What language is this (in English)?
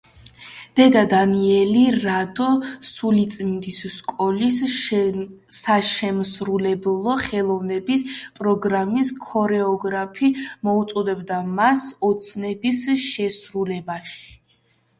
Georgian